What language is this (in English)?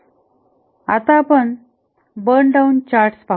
Marathi